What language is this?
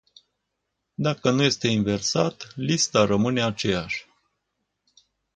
Romanian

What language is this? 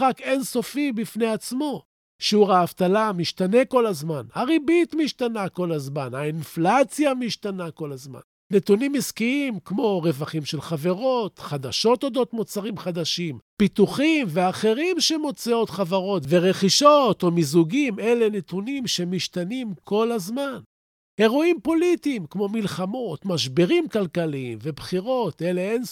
Hebrew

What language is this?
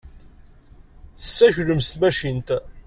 Kabyle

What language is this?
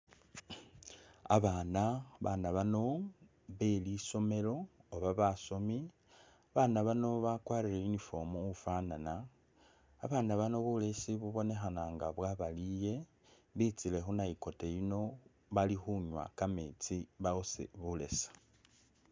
Masaaba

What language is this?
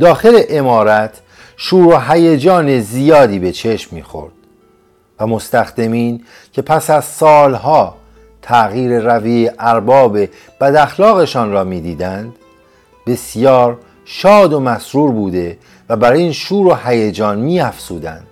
Persian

